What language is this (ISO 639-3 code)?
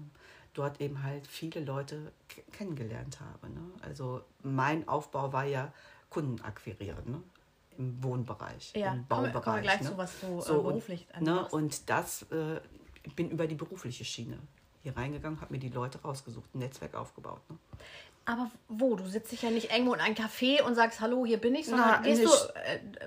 deu